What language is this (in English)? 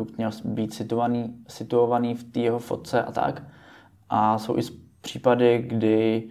Czech